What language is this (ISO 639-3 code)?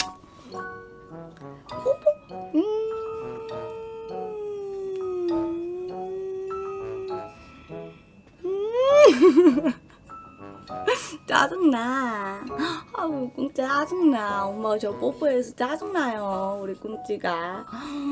kor